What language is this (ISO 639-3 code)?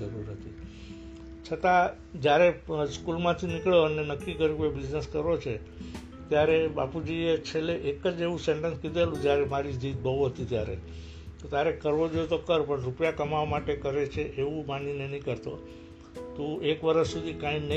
guj